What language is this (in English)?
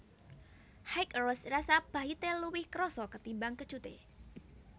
Javanese